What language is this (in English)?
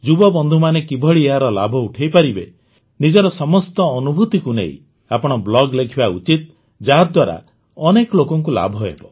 Odia